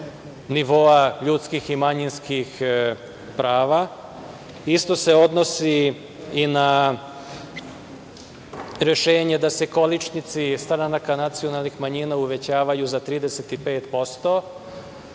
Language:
Serbian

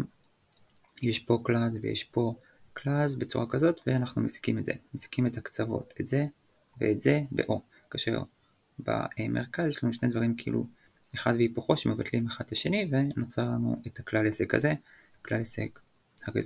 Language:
Hebrew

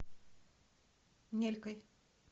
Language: Russian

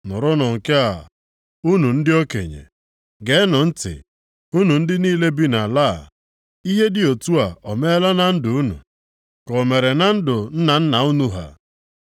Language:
Igbo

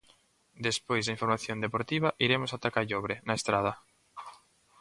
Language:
Galician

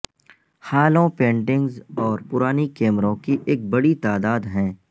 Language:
Urdu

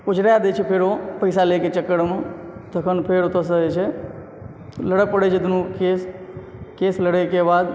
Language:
Maithili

